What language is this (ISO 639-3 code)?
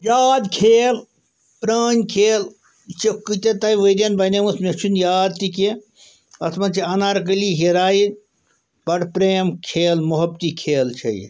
kas